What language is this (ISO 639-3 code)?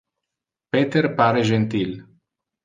ina